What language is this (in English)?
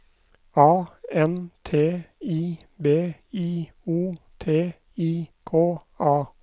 Norwegian